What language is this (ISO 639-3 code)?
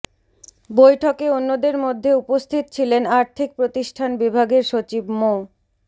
ben